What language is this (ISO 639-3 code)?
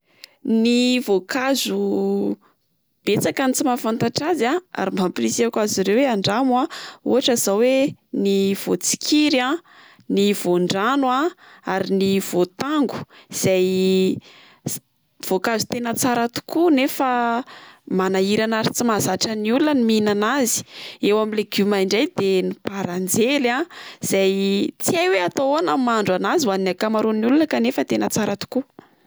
mlg